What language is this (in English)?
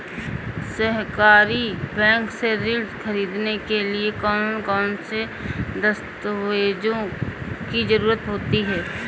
Hindi